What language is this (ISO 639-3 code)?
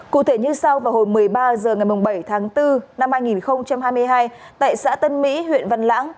vie